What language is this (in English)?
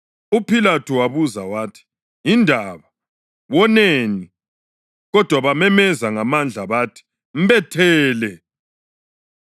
North Ndebele